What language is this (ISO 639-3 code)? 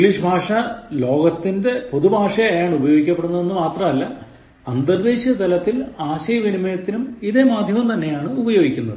mal